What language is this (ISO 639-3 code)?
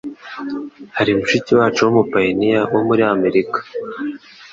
kin